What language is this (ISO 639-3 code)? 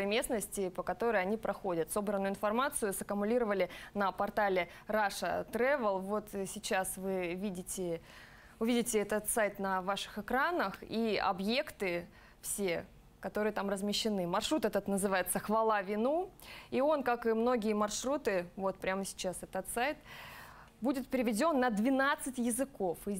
rus